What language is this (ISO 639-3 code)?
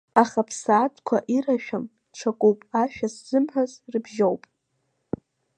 abk